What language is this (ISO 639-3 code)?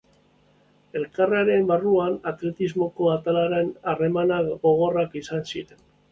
eus